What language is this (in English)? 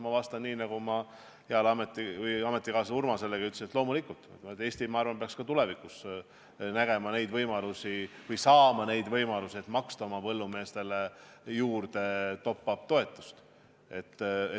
Estonian